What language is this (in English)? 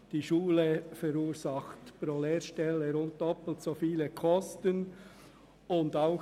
Swiss German